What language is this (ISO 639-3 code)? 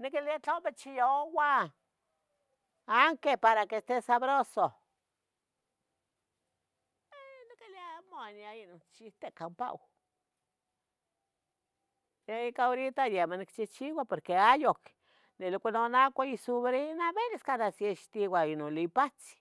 nhg